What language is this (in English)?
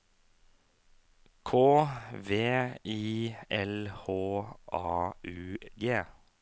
Norwegian